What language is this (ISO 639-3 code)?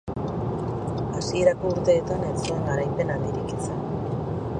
eus